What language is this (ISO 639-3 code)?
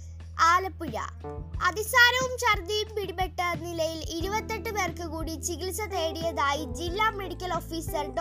mal